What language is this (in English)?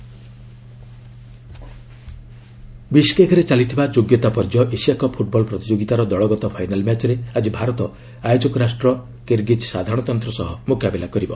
Odia